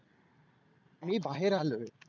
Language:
Marathi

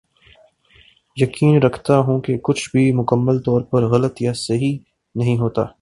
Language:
Urdu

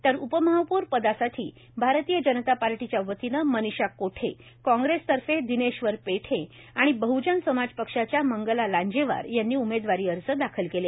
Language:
Marathi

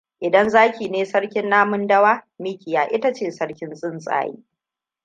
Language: Hausa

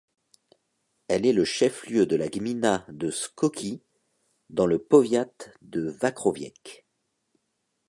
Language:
French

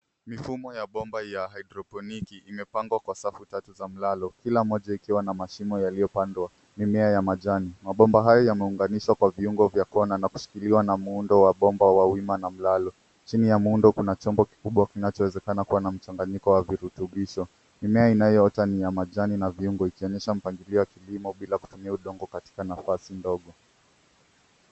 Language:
Swahili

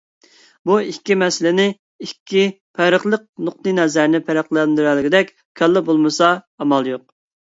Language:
Uyghur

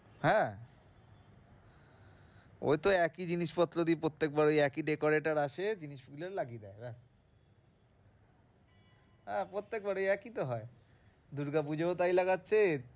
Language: Bangla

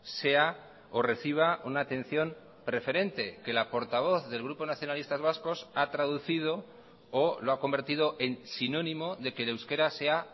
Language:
Spanish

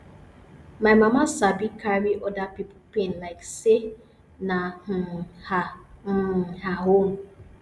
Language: Nigerian Pidgin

